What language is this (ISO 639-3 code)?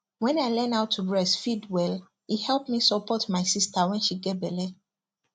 pcm